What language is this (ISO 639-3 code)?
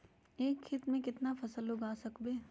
mag